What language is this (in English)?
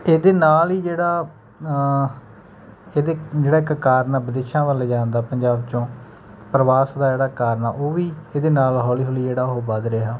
Punjabi